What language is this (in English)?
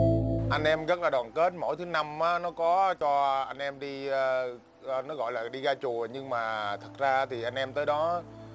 Vietnamese